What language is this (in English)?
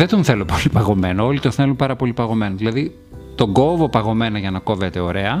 Greek